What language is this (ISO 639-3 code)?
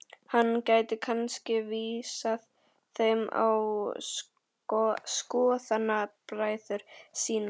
isl